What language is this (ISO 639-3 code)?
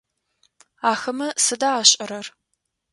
ady